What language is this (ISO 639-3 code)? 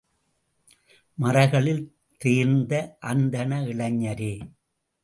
tam